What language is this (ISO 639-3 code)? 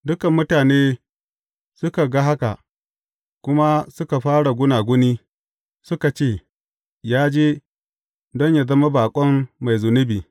hau